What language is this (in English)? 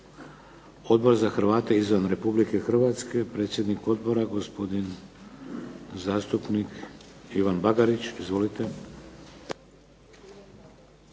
Croatian